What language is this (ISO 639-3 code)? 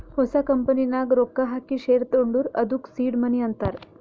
kan